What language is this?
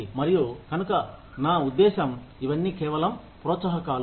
Telugu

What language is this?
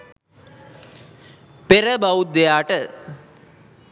Sinhala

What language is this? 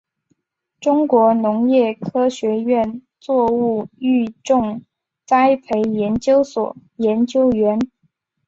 Chinese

